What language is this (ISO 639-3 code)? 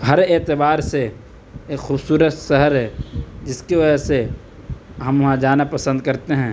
urd